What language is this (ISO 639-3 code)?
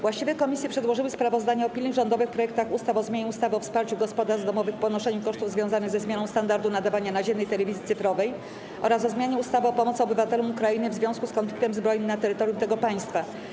pol